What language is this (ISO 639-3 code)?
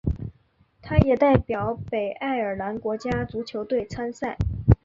zho